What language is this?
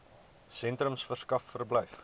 Afrikaans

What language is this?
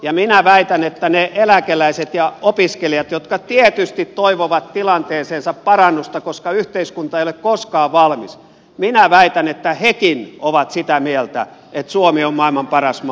Finnish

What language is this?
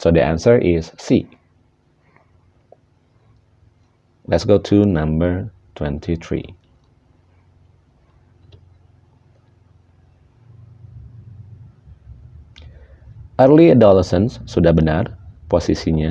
Indonesian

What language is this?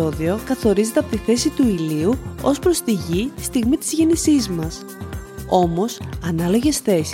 Greek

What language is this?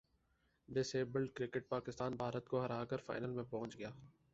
Urdu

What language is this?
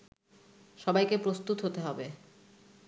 Bangla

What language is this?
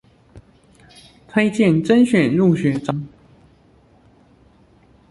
Chinese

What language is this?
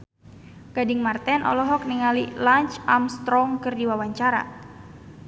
Sundanese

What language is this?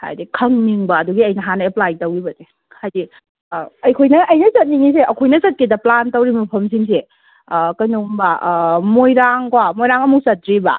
Manipuri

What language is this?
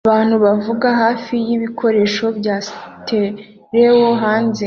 Kinyarwanda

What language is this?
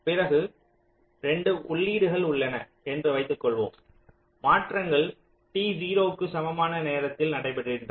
Tamil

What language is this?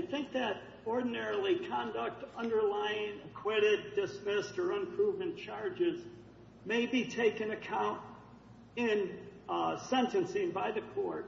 English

